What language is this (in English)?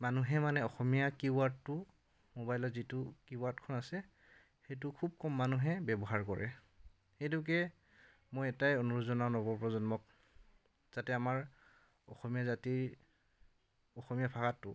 Assamese